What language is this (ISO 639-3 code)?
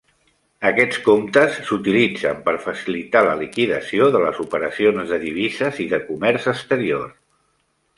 cat